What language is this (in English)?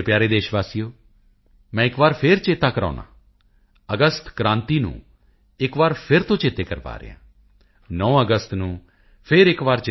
Punjabi